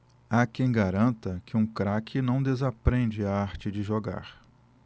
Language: Portuguese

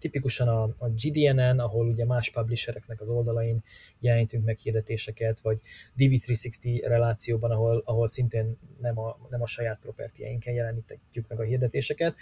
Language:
Hungarian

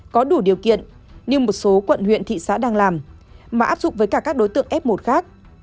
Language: Vietnamese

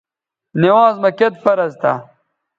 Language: Bateri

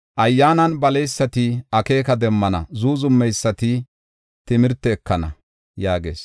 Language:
Gofa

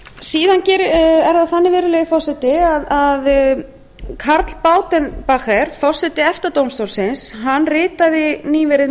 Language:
Icelandic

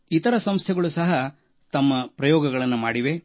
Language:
Kannada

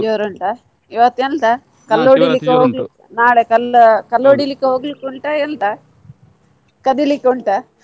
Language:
Kannada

